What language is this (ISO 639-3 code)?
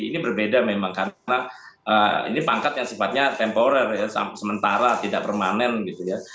ind